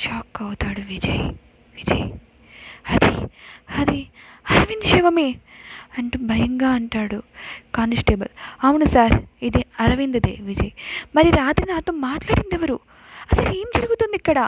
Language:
Telugu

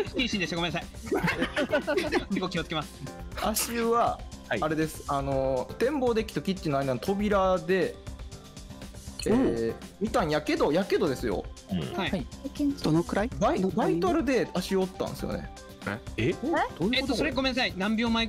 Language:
Japanese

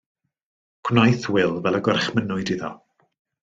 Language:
Welsh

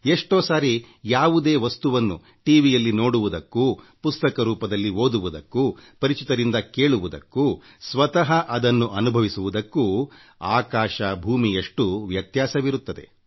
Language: Kannada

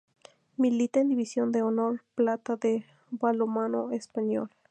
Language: Spanish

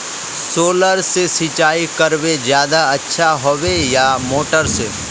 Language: Magahi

